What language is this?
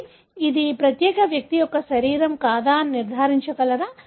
Telugu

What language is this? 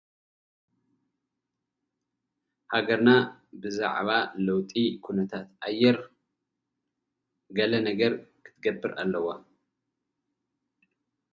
Tigrinya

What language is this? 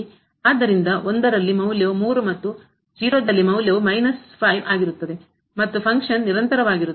Kannada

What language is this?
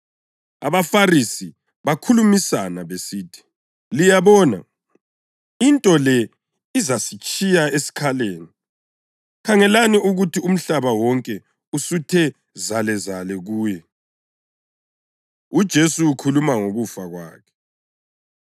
North Ndebele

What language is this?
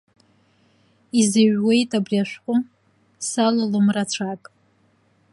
Abkhazian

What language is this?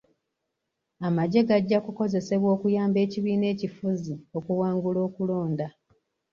Ganda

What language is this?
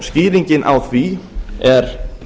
Icelandic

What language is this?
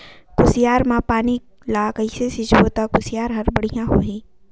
Chhattisgarhi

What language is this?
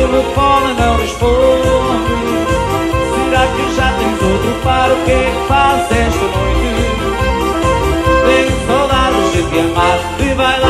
Portuguese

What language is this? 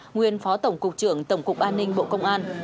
Vietnamese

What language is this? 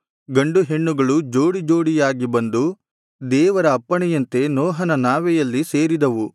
Kannada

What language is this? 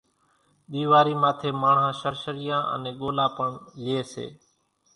Kachi Koli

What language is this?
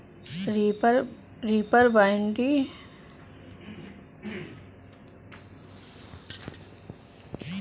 Bhojpuri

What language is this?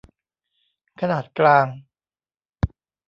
Thai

